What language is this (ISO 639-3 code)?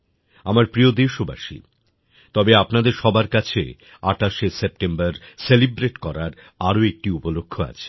ben